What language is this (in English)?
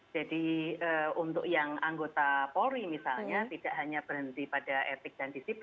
Indonesian